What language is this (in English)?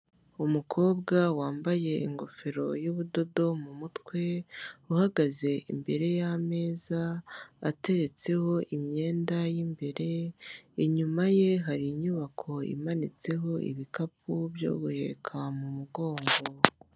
Kinyarwanda